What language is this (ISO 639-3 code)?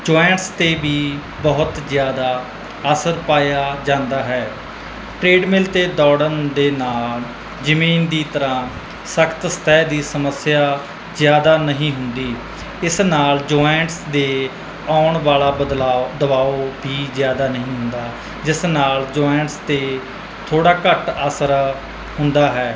pan